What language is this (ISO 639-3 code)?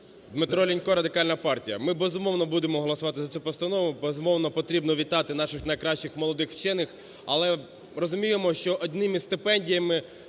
ukr